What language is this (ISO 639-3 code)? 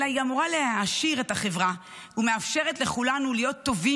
heb